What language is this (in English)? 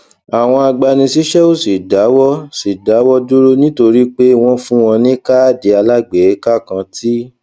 Yoruba